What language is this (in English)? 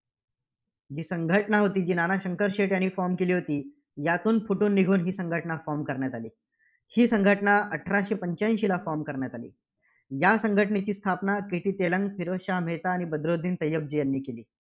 Marathi